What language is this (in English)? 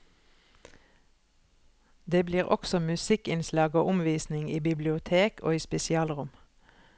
Norwegian